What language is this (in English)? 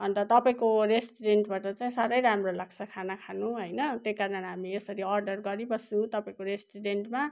Nepali